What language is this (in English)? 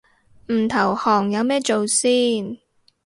Cantonese